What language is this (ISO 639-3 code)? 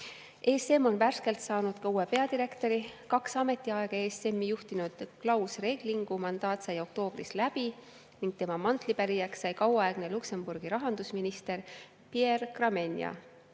est